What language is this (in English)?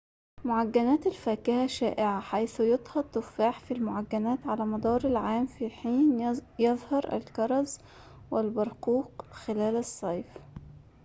Arabic